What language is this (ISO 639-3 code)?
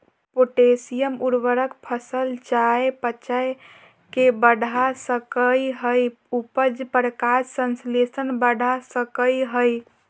mag